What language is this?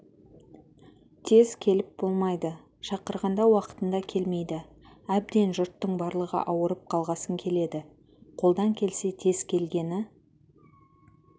Kazakh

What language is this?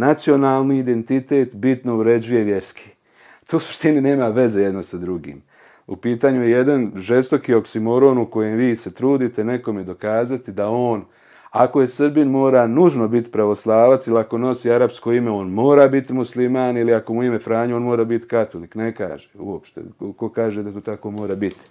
Croatian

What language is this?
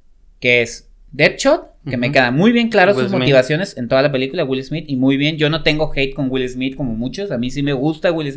Spanish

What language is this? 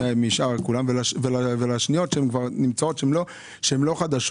Hebrew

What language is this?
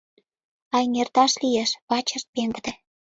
Mari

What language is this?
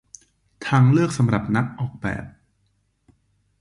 Thai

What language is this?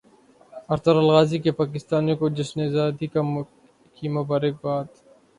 Urdu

